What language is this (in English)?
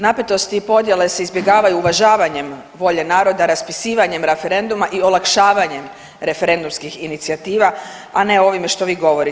Croatian